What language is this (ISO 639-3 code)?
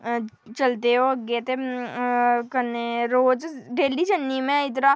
doi